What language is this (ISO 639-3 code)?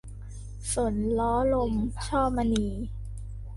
tha